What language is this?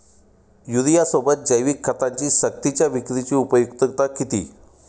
Marathi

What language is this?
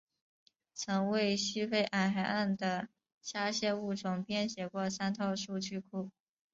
Chinese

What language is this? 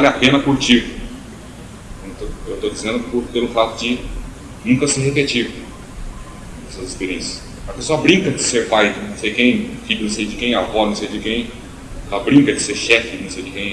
Portuguese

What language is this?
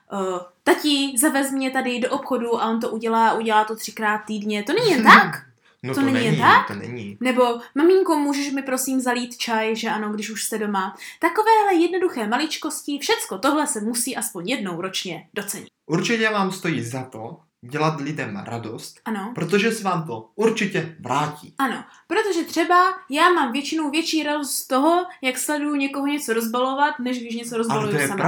Czech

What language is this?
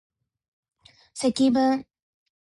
Japanese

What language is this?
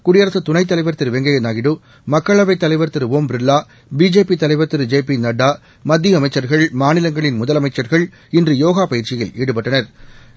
Tamil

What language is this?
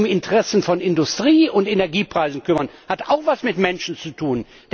German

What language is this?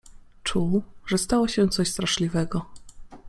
Polish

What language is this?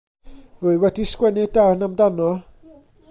Welsh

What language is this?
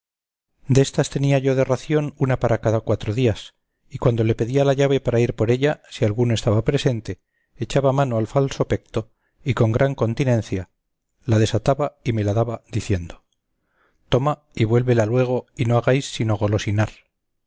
Spanish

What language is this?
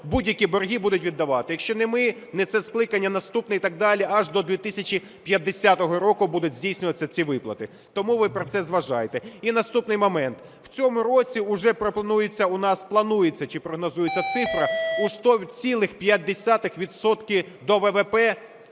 Ukrainian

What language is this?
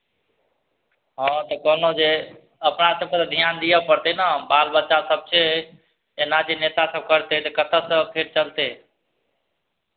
Maithili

